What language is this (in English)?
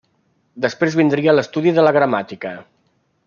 Catalan